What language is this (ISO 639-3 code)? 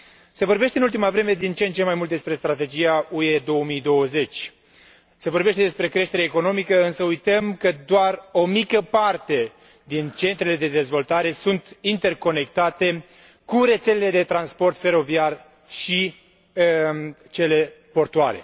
ron